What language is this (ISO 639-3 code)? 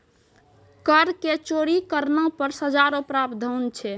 mai